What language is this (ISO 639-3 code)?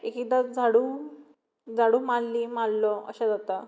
kok